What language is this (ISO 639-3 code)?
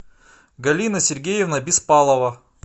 rus